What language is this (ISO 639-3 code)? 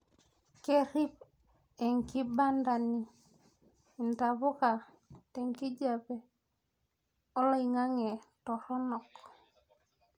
mas